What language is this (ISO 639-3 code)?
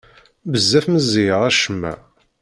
kab